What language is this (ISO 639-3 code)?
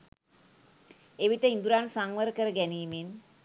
sin